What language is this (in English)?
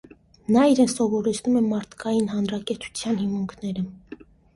Armenian